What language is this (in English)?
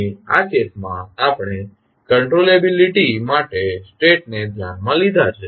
Gujarati